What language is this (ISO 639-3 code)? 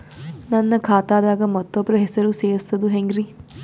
kan